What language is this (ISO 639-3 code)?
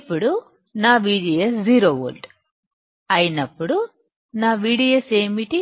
tel